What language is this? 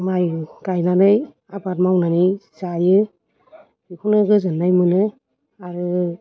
Bodo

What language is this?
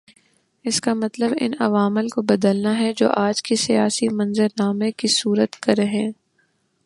Urdu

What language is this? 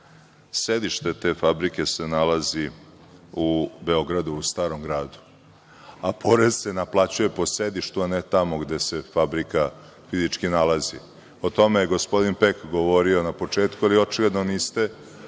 Serbian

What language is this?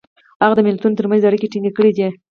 Pashto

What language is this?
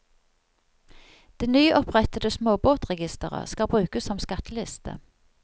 Norwegian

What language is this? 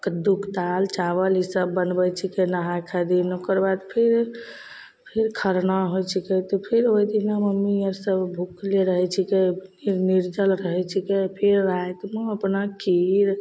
Maithili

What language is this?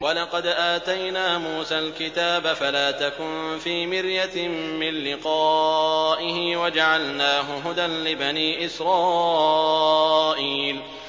Arabic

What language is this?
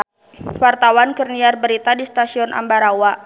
Sundanese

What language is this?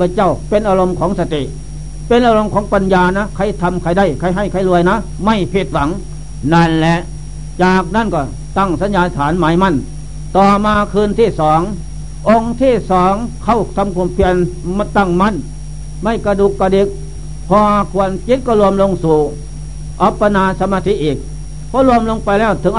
Thai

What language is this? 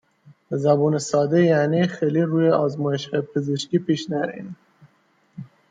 Persian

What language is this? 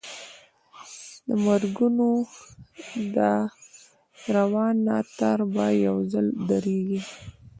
Pashto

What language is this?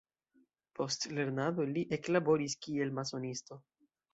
Esperanto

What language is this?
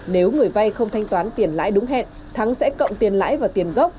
Vietnamese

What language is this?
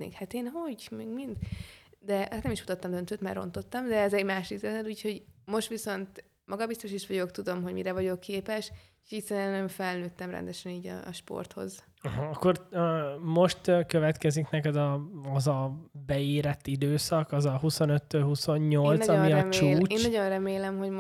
Hungarian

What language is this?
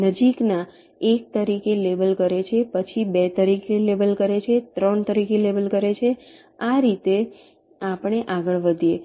Gujarati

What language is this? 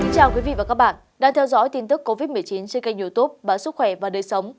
Vietnamese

